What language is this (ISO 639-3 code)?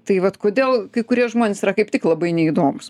lit